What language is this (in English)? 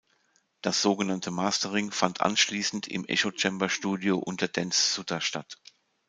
German